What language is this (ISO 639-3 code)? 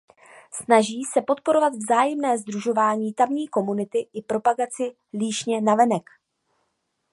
ces